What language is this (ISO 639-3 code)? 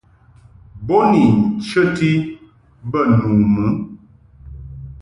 mhk